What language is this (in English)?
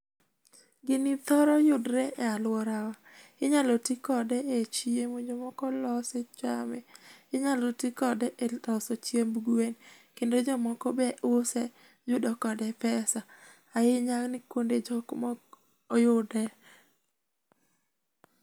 Luo (Kenya and Tanzania)